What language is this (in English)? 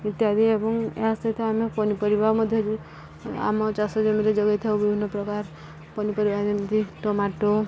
Odia